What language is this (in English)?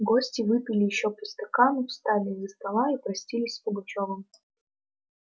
Russian